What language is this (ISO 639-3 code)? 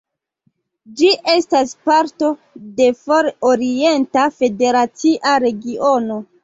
epo